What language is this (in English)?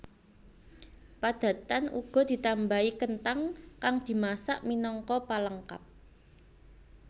Javanese